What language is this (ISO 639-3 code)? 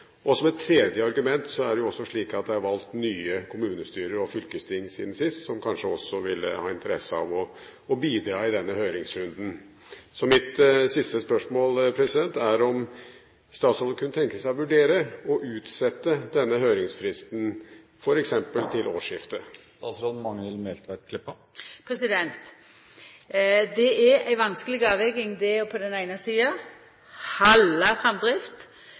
nor